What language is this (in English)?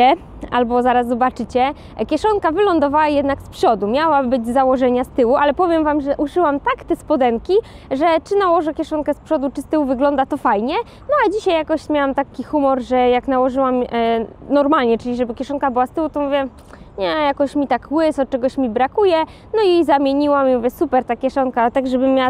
Polish